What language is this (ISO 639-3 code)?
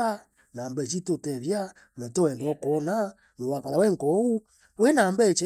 mer